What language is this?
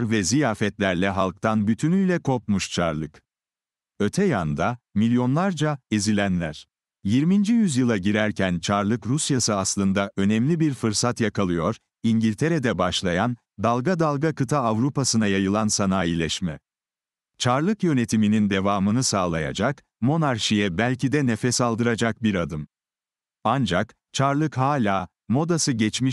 Turkish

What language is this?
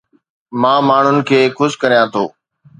Sindhi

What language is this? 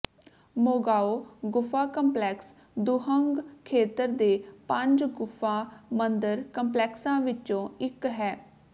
Punjabi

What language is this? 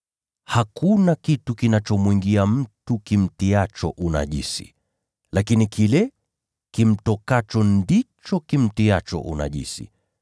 Swahili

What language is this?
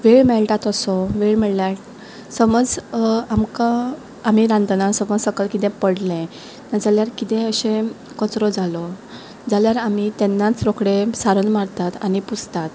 Konkani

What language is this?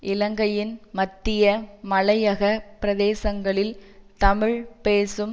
Tamil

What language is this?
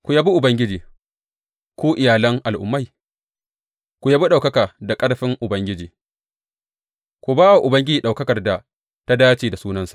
Hausa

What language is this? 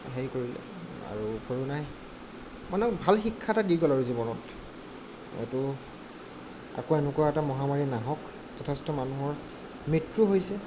Assamese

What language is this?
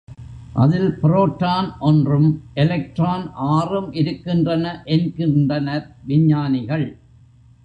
Tamil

